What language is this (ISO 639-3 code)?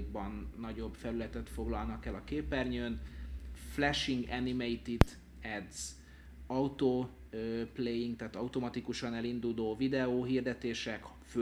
hun